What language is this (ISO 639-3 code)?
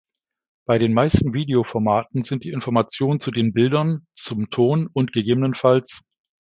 deu